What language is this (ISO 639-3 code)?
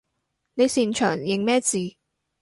yue